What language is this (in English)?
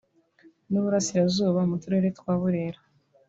Kinyarwanda